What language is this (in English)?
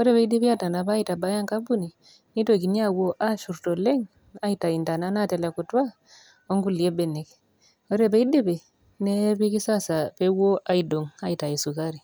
Masai